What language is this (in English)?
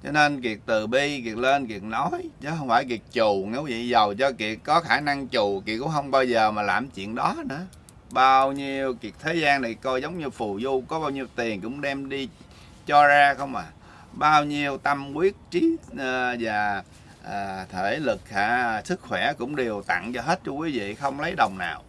Vietnamese